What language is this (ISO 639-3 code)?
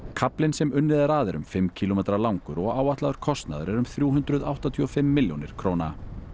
isl